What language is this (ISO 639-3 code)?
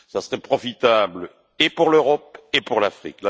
fra